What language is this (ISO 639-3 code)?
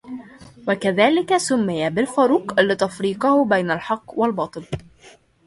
ara